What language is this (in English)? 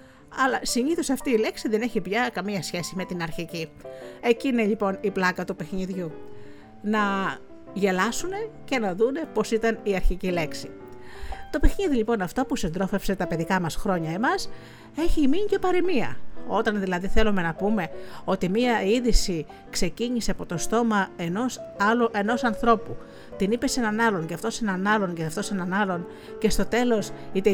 Greek